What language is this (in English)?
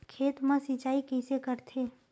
Chhattisgarhi